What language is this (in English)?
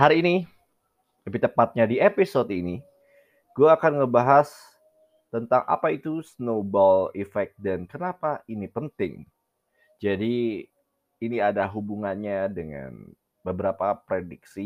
Indonesian